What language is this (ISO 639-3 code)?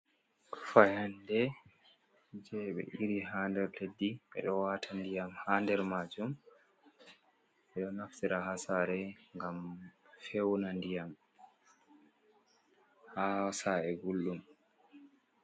ful